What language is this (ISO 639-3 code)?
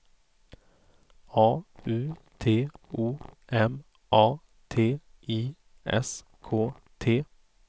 swe